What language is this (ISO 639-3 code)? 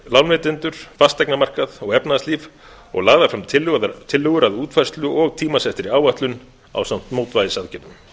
isl